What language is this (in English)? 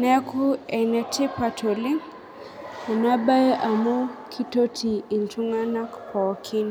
Masai